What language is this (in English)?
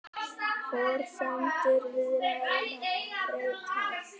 Icelandic